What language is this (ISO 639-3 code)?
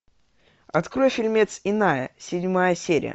rus